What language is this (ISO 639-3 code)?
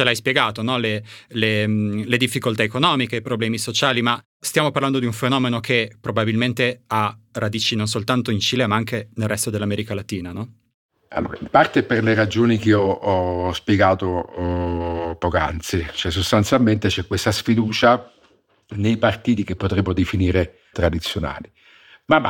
ita